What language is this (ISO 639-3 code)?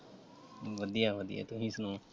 pan